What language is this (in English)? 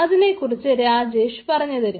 Malayalam